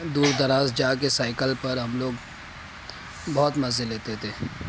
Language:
Urdu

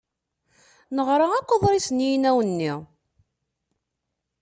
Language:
Kabyle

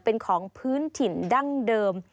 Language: Thai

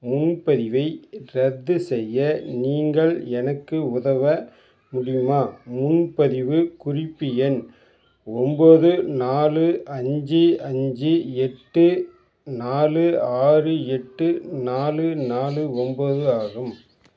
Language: Tamil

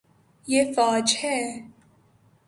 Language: Urdu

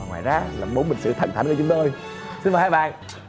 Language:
Vietnamese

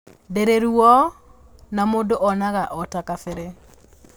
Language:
Kikuyu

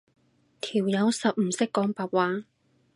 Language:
Cantonese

